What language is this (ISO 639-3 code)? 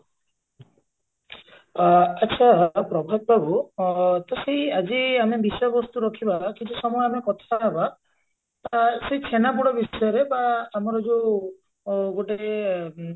ori